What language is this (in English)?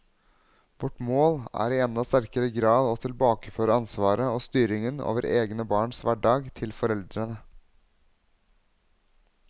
Norwegian